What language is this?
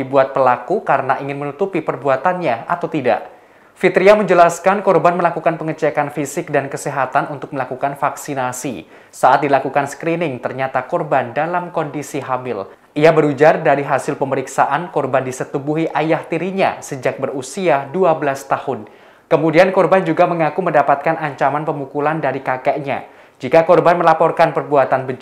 Indonesian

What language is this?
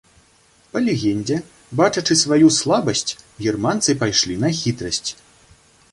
Belarusian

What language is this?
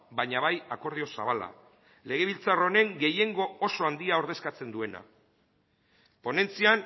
Basque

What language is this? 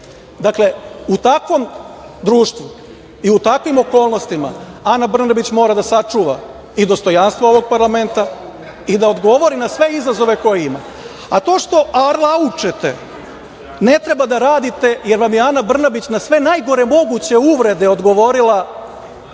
Serbian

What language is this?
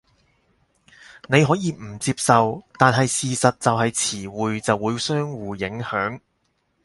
Cantonese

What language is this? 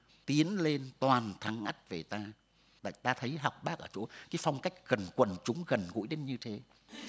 Vietnamese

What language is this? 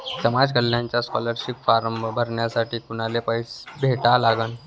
Marathi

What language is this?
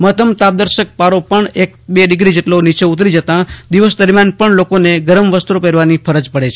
Gujarati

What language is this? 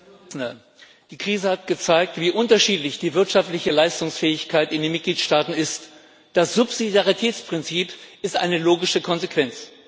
German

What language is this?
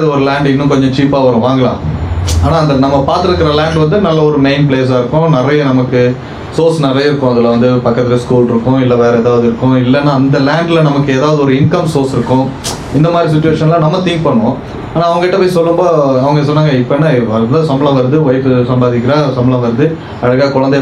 Tamil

